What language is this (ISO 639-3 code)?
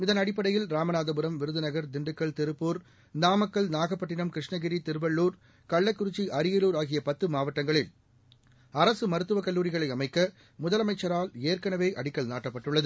tam